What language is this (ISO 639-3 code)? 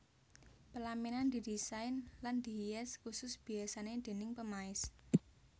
jav